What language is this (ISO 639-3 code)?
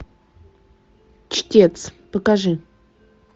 rus